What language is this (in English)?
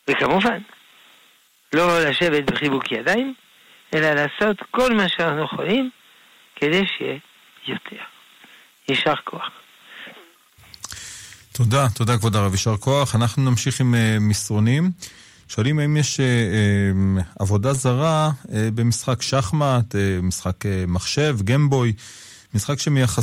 Hebrew